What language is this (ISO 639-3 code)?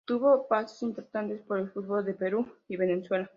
spa